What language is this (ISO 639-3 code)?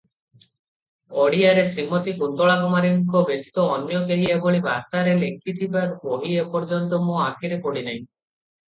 ori